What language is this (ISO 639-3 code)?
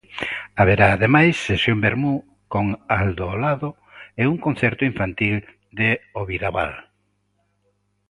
glg